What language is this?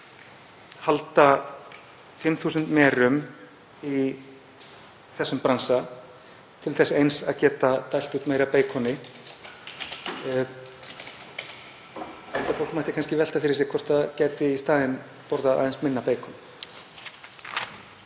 Icelandic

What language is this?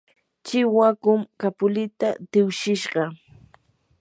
Yanahuanca Pasco Quechua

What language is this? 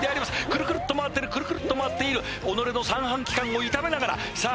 Japanese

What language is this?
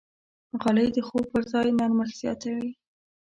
Pashto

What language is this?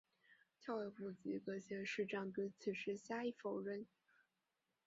Chinese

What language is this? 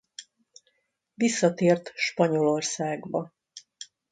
Hungarian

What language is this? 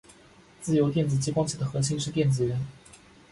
Chinese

